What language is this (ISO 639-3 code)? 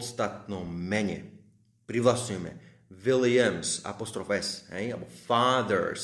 slk